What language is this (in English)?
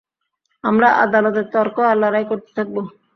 Bangla